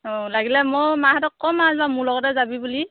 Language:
Assamese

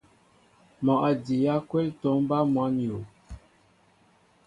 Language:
Mbo (Cameroon)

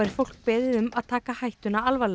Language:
Icelandic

